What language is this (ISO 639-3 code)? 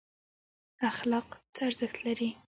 pus